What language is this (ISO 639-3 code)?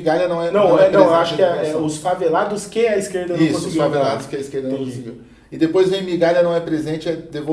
por